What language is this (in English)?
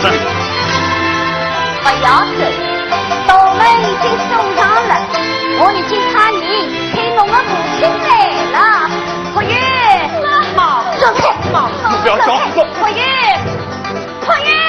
Chinese